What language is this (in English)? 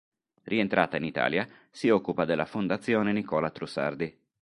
Italian